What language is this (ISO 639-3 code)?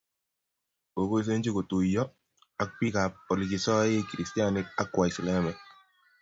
kln